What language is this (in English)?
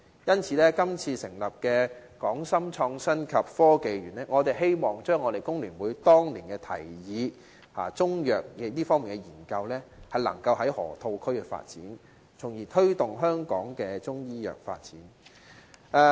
Cantonese